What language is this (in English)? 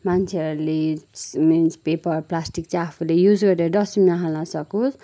Nepali